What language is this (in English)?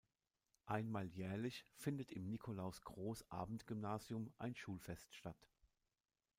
German